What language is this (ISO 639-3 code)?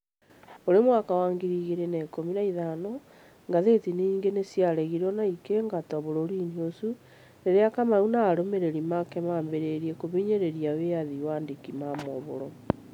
kik